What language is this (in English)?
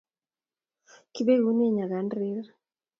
Kalenjin